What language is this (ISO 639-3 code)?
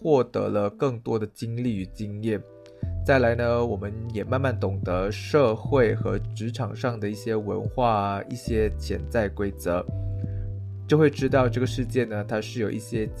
zho